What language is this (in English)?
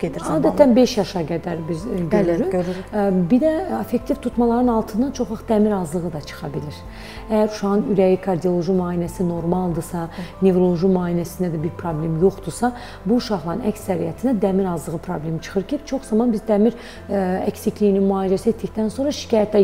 Turkish